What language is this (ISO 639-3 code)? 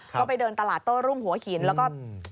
tha